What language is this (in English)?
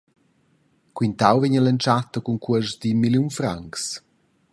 Romansh